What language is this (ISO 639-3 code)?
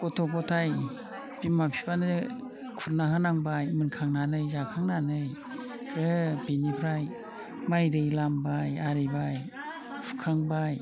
brx